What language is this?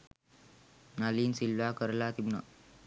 Sinhala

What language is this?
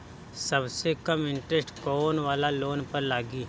Bhojpuri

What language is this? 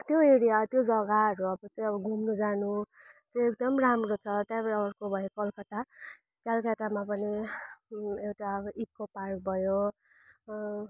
Nepali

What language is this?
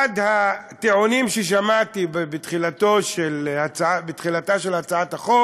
Hebrew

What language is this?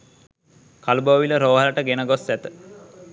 Sinhala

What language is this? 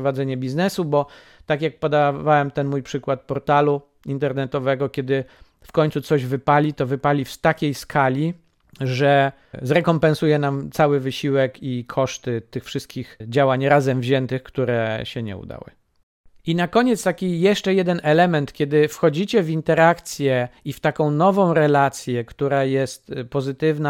Polish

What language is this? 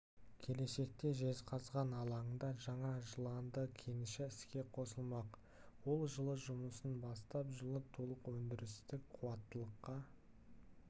Kazakh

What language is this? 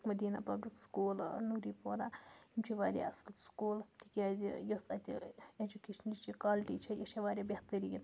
Kashmiri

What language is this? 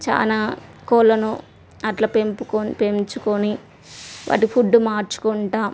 Telugu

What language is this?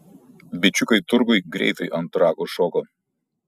Lithuanian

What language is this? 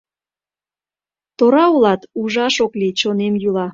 Mari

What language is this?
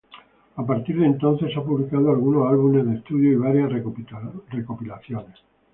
Spanish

